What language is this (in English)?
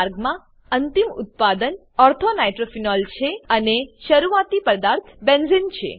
Gujarati